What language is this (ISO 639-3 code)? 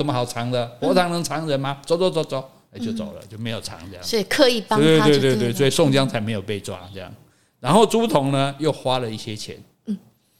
zho